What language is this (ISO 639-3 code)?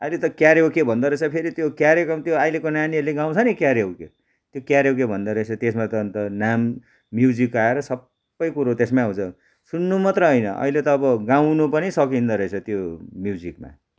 nep